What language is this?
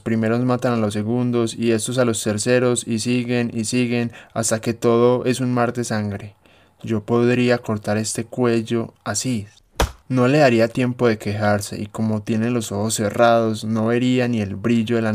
Spanish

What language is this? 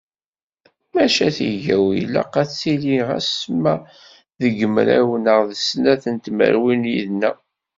Kabyle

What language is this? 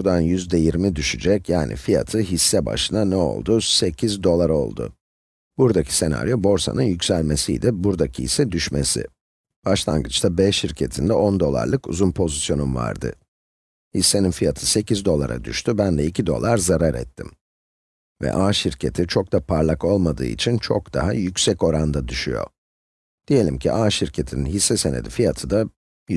Turkish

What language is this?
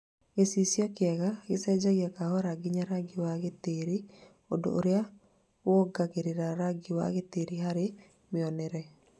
Kikuyu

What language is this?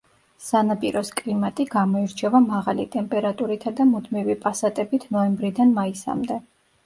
Georgian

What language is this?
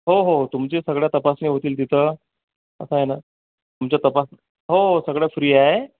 Marathi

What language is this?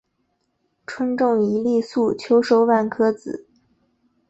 Chinese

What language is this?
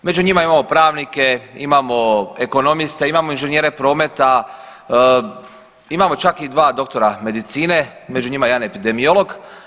Croatian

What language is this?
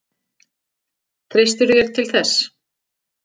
Icelandic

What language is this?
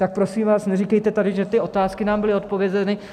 Czech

